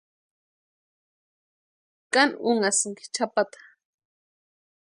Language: Western Highland Purepecha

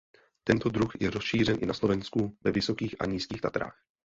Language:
Czech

